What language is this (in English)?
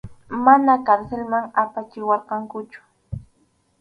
Arequipa-La Unión Quechua